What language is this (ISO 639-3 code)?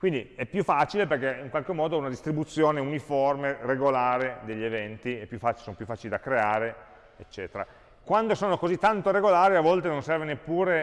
ita